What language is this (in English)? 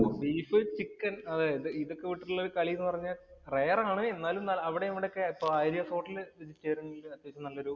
Malayalam